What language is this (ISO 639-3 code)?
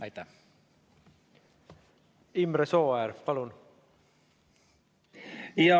est